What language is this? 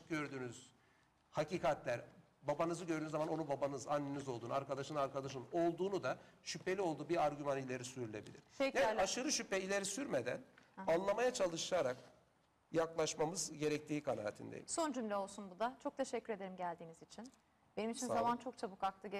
Turkish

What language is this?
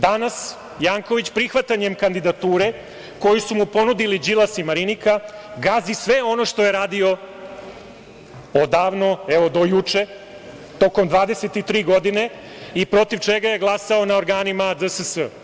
Serbian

